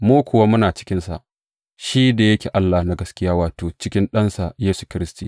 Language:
Hausa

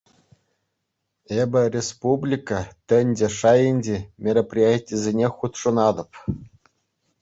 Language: Chuvash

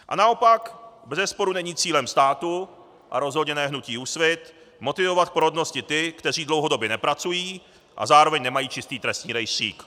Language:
Czech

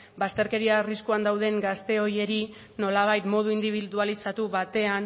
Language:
Basque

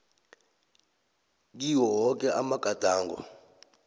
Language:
South Ndebele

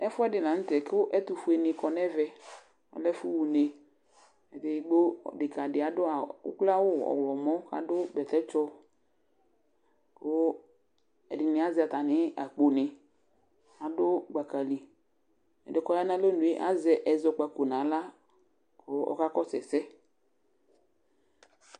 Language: Ikposo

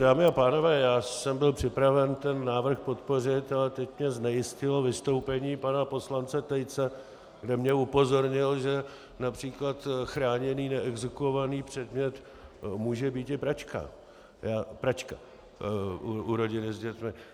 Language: Czech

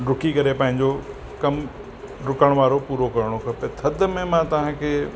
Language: Sindhi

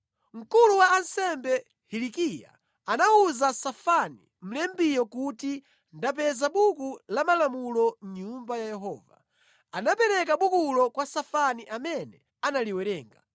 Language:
Nyanja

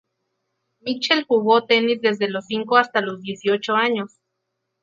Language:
Spanish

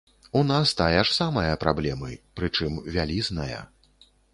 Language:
Belarusian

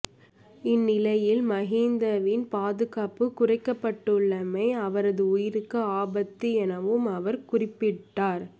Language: Tamil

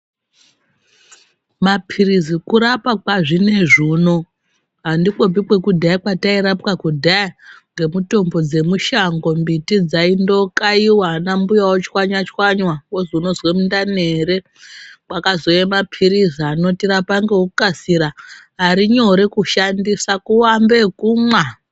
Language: Ndau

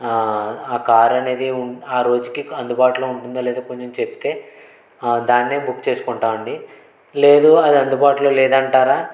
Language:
Telugu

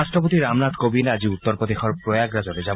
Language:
Assamese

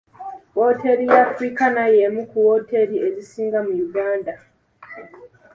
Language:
Ganda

